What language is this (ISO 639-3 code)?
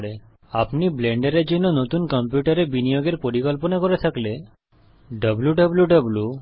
ben